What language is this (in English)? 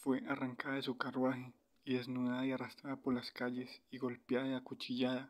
Spanish